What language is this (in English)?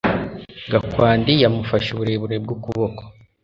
Kinyarwanda